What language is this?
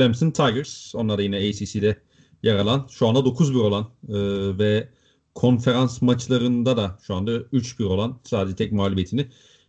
Turkish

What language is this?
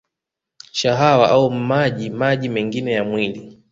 Swahili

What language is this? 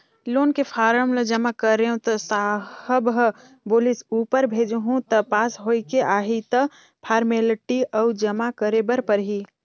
Chhattisgarhi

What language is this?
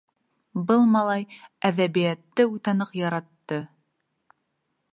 Bashkir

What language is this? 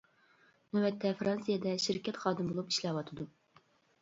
Uyghur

